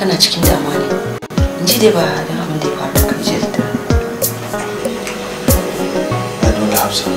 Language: Indonesian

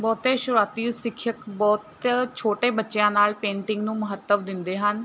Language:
Punjabi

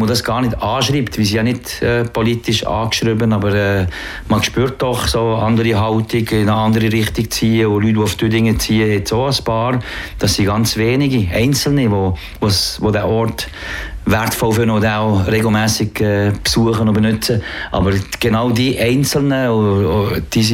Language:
German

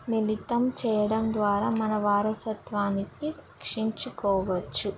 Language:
Telugu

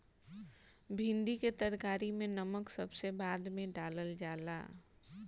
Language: Bhojpuri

